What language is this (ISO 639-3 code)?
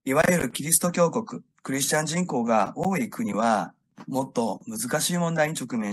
jpn